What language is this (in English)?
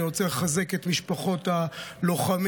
Hebrew